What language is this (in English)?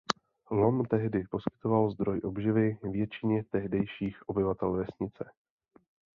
Czech